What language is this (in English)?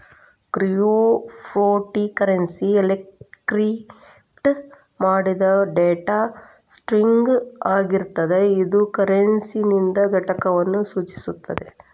Kannada